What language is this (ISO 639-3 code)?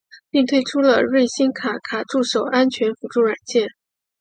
zho